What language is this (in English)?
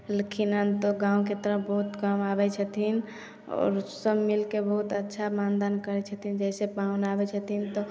Maithili